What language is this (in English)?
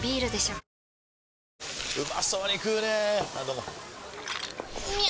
Japanese